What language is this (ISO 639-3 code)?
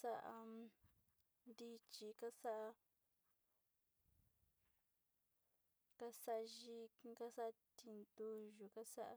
xti